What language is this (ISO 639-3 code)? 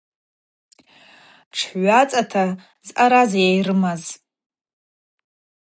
abq